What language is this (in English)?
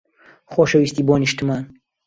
Central Kurdish